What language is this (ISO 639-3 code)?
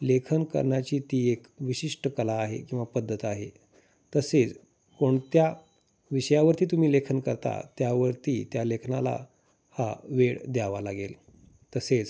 mar